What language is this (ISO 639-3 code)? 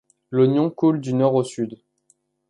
fra